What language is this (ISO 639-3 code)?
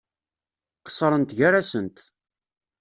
kab